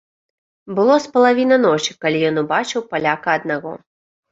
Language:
Belarusian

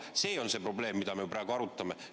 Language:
Estonian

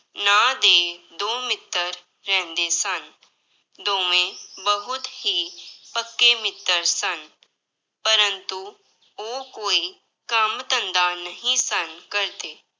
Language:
Punjabi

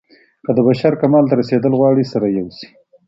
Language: Pashto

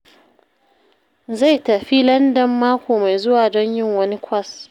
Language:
Hausa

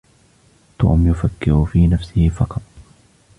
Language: Arabic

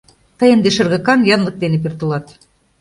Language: Mari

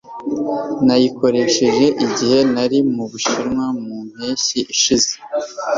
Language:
Kinyarwanda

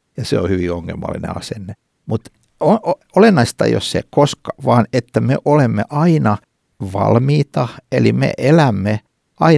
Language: Finnish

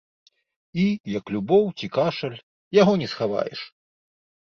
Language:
Belarusian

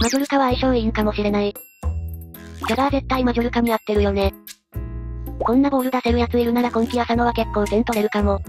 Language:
Japanese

